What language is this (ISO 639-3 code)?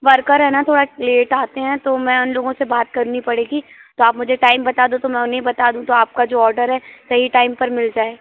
hin